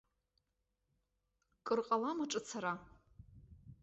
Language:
Abkhazian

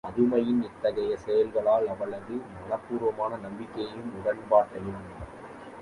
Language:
Tamil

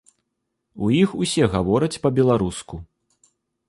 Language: Belarusian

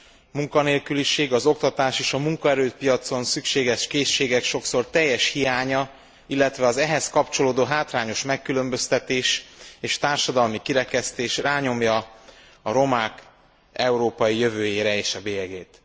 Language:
Hungarian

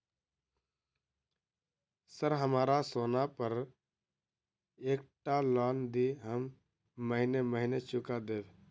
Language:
Maithili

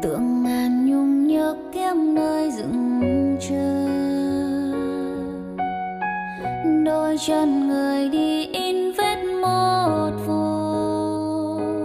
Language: Vietnamese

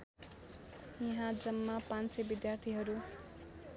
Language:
Nepali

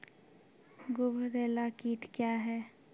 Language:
Maithili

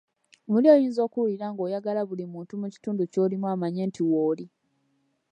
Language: Ganda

